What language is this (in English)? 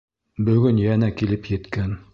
Bashkir